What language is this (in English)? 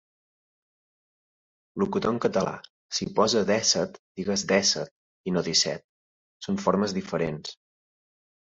Catalan